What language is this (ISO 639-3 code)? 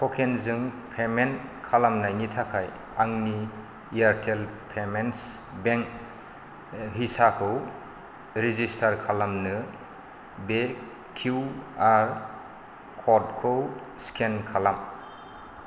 brx